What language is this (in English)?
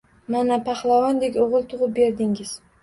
Uzbek